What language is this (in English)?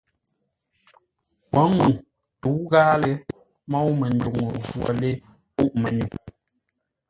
Ngombale